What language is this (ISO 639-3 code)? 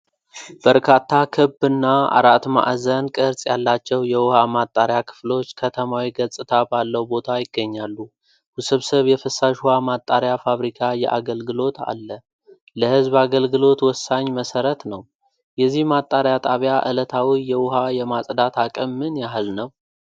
amh